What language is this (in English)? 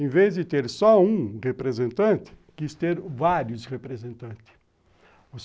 Portuguese